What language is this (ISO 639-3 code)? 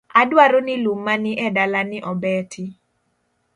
luo